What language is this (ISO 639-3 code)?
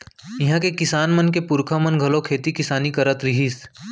hne